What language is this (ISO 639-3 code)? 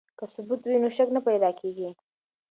pus